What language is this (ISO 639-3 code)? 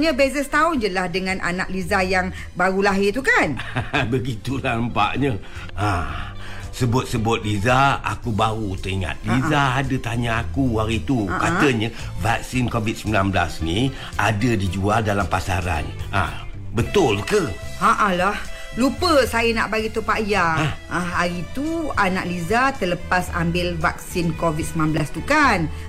msa